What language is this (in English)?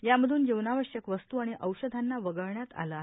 Marathi